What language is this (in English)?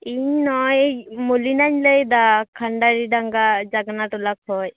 Santali